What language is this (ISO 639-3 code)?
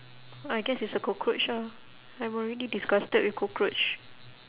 eng